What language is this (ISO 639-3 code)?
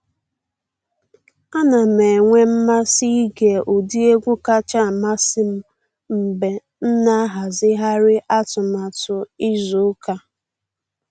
ibo